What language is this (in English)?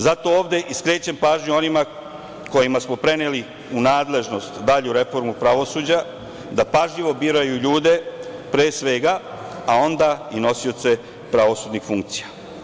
Serbian